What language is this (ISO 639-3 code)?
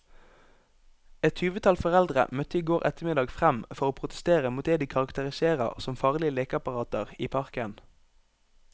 nor